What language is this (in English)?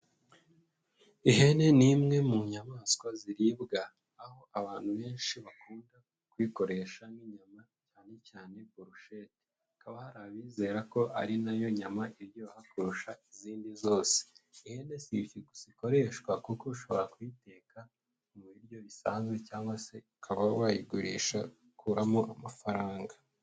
Kinyarwanda